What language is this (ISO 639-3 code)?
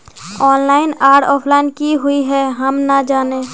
mag